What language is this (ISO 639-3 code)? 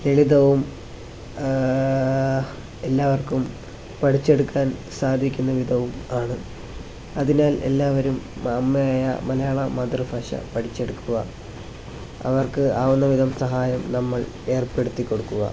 mal